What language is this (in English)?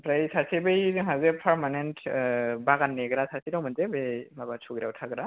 Bodo